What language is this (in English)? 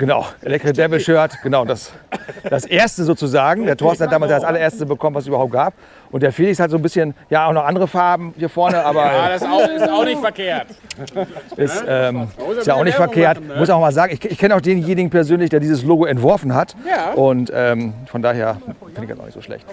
German